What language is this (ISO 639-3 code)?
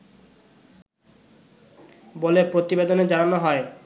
ben